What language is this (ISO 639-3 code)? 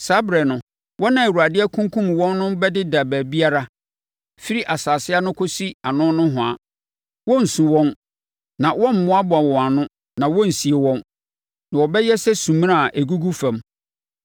aka